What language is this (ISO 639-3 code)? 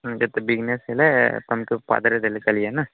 ori